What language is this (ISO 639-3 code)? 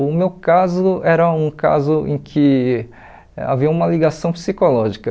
por